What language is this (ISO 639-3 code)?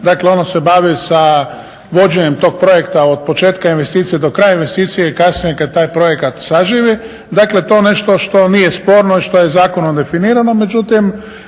hrv